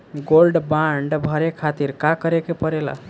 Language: Bhojpuri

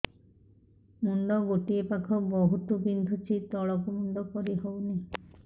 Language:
Odia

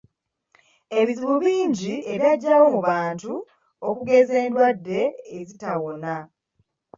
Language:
Ganda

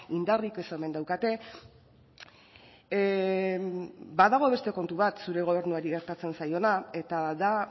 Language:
Basque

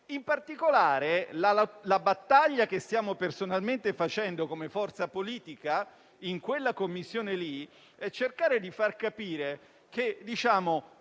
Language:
Italian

